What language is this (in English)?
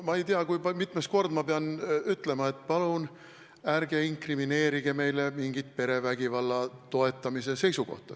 Estonian